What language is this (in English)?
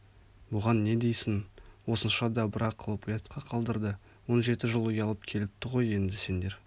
Kazakh